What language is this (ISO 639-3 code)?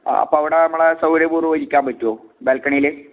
mal